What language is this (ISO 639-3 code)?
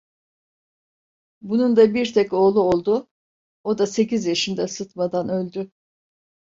tur